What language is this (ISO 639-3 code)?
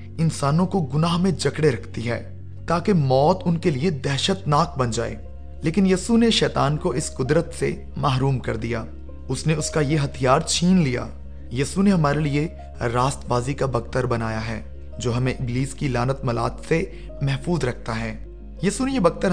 urd